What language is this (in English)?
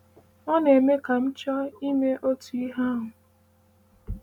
Igbo